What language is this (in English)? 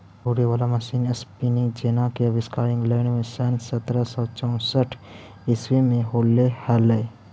Magahi